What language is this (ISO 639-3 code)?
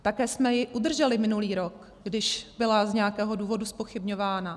ces